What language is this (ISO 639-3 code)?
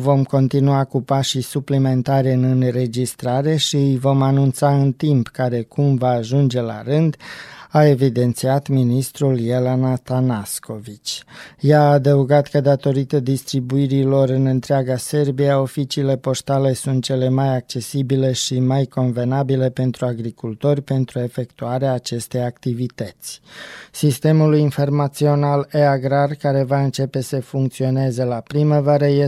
ron